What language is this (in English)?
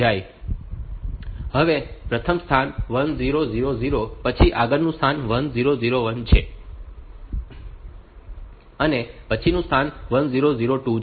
Gujarati